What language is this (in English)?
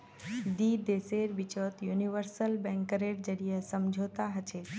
Magahi